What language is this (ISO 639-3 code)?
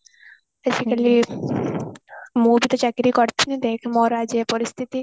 ori